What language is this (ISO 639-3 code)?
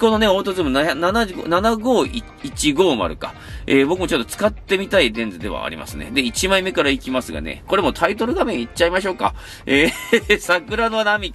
jpn